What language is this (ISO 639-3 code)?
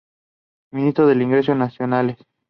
spa